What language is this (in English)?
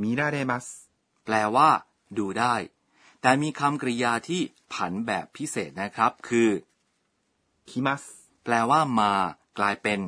Thai